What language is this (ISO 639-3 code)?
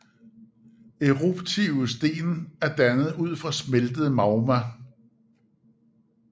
dan